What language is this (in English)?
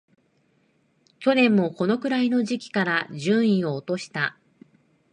Japanese